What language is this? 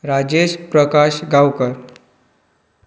Konkani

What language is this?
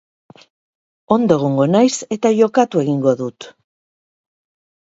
Basque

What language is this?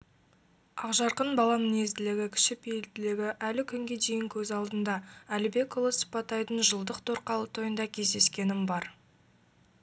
Kazakh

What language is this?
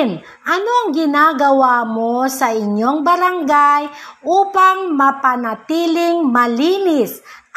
Filipino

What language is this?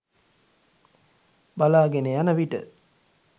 Sinhala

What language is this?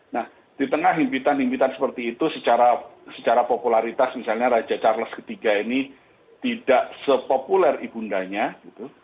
Indonesian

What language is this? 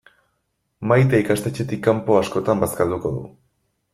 Basque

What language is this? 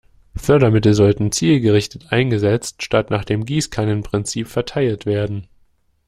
German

